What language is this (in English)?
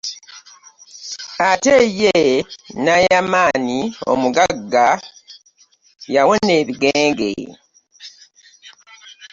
Ganda